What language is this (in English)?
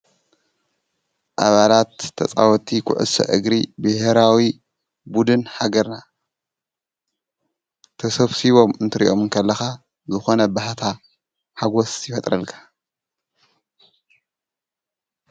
Tigrinya